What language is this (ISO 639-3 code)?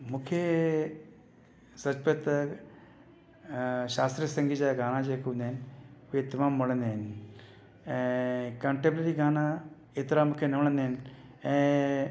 snd